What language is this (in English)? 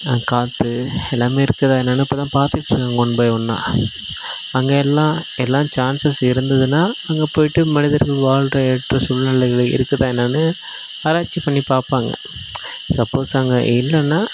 Tamil